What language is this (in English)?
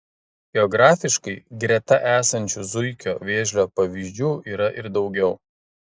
Lithuanian